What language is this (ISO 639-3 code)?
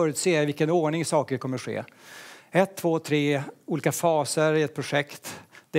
swe